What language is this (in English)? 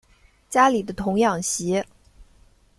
Chinese